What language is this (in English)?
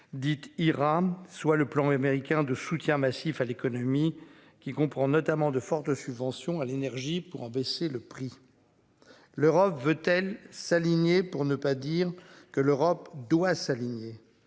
French